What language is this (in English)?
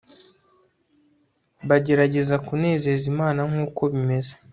Kinyarwanda